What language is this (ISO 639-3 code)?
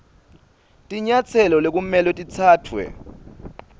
ssw